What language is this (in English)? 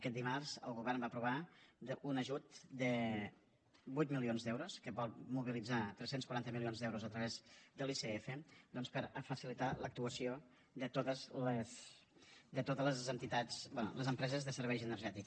Catalan